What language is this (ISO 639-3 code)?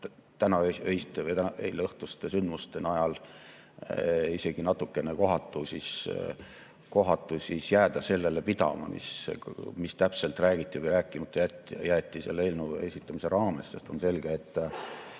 est